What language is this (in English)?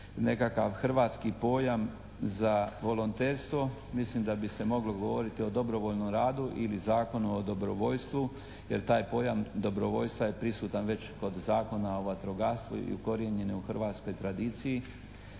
Croatian